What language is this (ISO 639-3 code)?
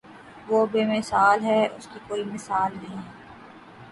urd